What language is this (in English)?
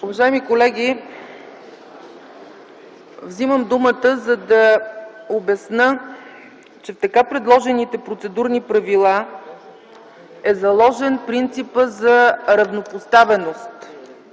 Bulgarian